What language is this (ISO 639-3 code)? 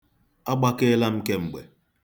ibo